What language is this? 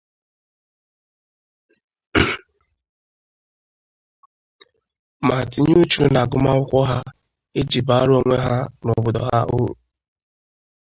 Igbo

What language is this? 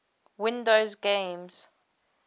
English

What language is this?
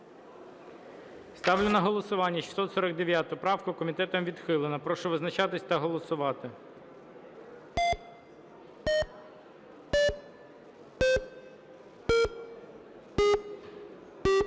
Ukrainian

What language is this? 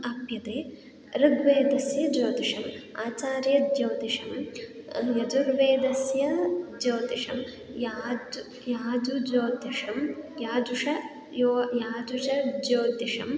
Sanskrit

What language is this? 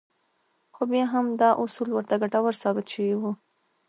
Pashto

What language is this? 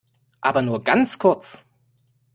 German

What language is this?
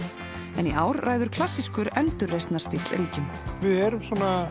Icelandic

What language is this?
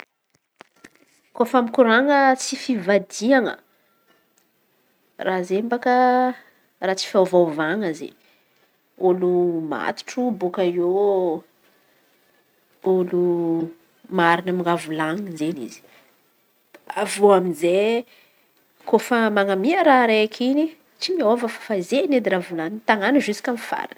Antankarana Malagasy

